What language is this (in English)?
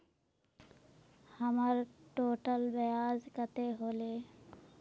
Magahi